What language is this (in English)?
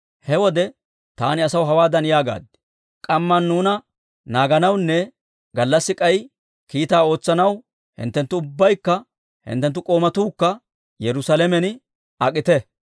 Dawro